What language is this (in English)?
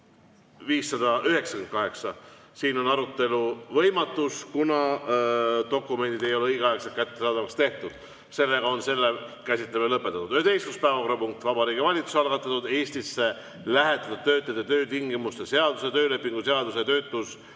Estonian